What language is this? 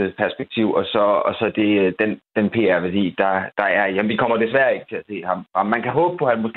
Danish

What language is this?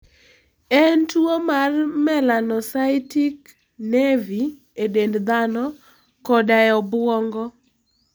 Luo (Kenya and Tanzania)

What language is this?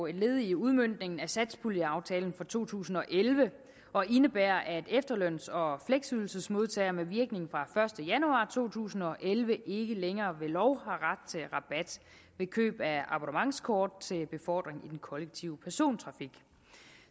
Danish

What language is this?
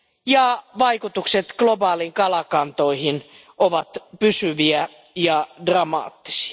Finnish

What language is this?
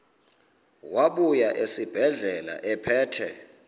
Xhosa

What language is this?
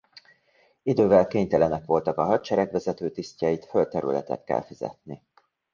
Hungarian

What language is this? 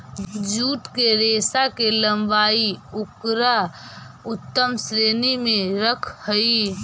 Magahi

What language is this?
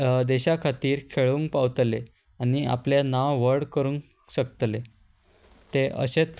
Konkani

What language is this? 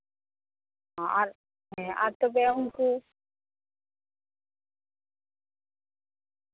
Santali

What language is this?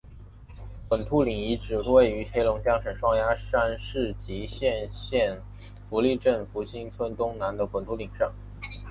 Chinese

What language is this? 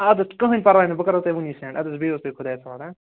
Kashmiri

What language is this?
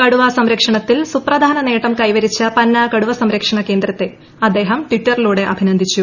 Malayalam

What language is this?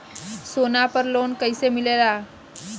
Bhojpuri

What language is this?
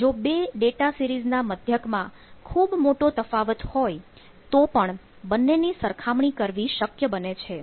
Gujarati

